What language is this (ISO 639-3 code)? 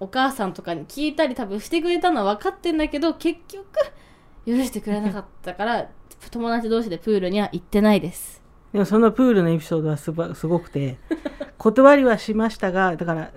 jpn